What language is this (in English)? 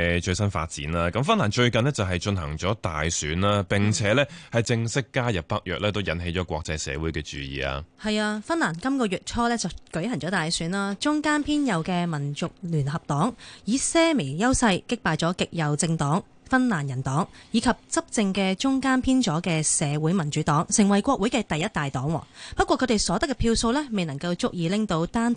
Chinese